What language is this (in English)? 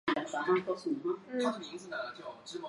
Chinese